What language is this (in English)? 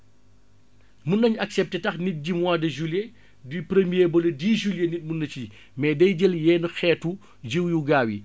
Wolof